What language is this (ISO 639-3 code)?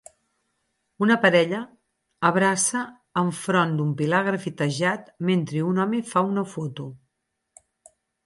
cat